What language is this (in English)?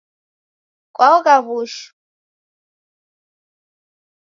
Taita